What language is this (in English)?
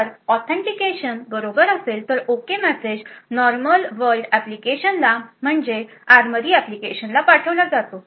Marathi